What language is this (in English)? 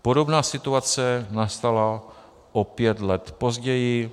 Czech